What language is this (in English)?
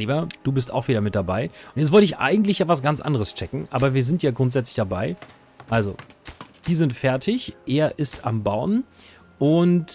German